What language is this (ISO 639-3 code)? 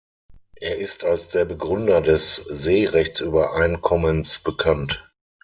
deu